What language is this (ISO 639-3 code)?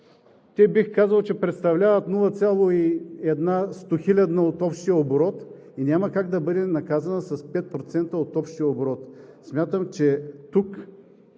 bul